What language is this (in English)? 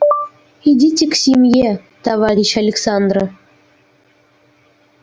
Russian